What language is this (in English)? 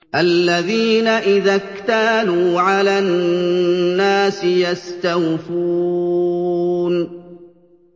Arabic